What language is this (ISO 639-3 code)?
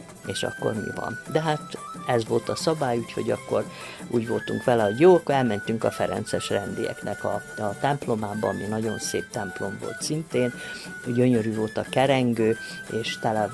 hun